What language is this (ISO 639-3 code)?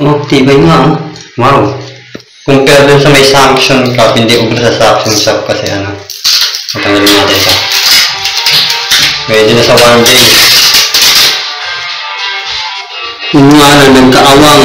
fil